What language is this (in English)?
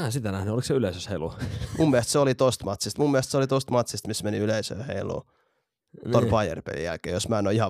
Finnish